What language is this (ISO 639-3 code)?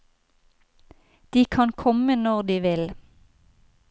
nor